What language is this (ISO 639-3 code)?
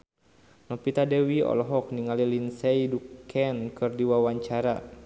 sun